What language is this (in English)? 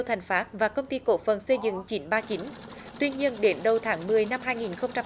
Vietnamese